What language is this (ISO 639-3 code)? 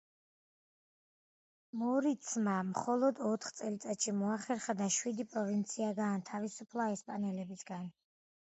kat